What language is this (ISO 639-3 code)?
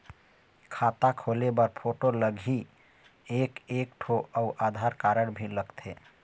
hne